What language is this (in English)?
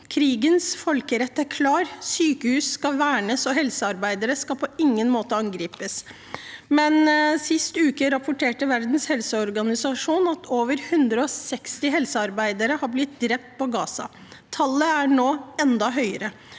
Norwegian